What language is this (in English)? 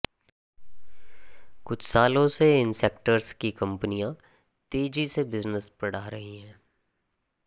Hindi